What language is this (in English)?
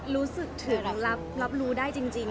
Thai